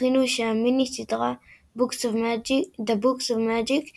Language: Hebrew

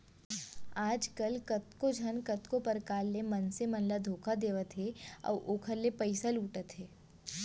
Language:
Chhattisgarhi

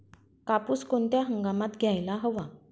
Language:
Marathi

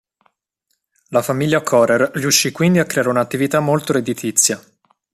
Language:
Italian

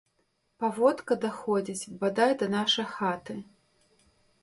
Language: Belarusian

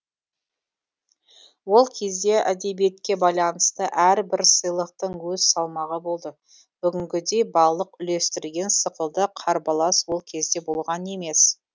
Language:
Kazakh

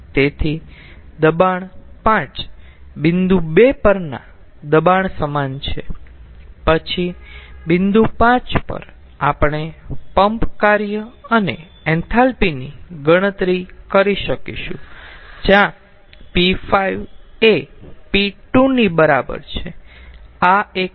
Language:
Gujarati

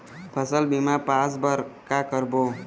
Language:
Chhattisgarhi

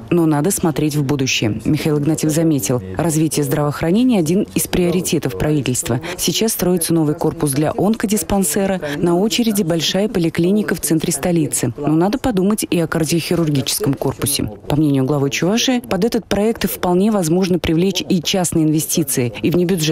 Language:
Russian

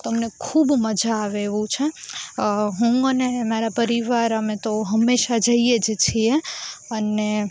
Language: Gujarati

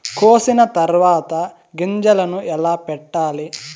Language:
Telugu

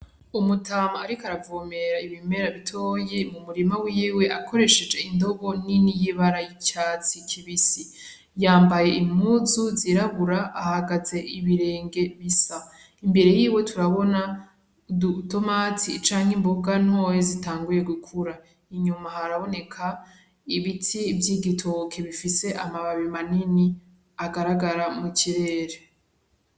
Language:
Rundi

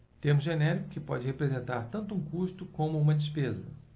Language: Portuguese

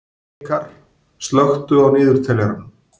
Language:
Icelandic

